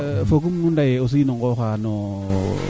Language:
Serer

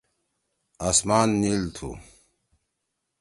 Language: Torwali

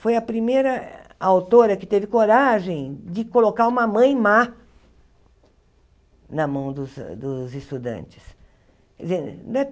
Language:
Portuguese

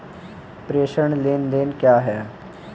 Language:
Hindi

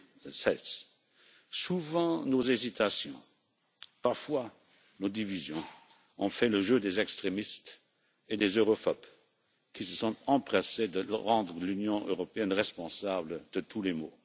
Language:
French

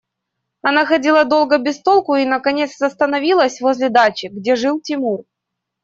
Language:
Russian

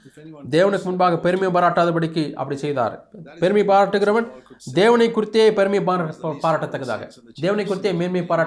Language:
Tamil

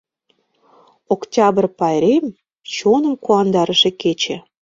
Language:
Mari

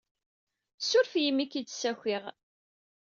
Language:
Kabyle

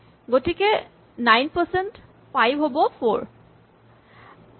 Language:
Assamese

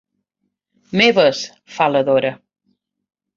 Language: Catalan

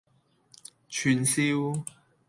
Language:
Cantonese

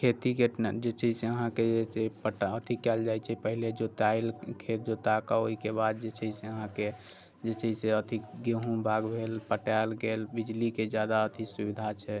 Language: Maithili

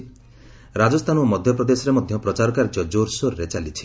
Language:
Odia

